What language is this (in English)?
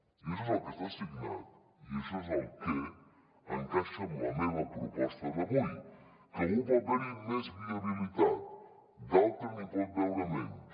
Catalan